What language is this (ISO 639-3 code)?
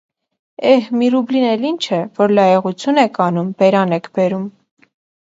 hye